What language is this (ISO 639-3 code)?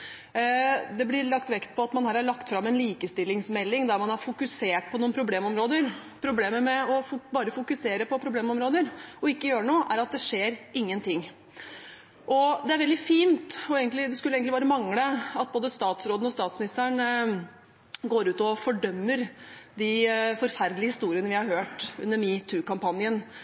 nob